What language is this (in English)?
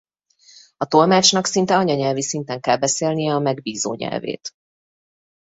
Hungarian